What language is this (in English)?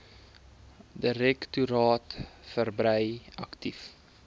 Afrikaans